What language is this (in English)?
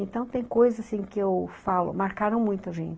Portuguese